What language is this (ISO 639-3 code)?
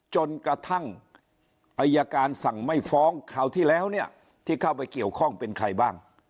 tha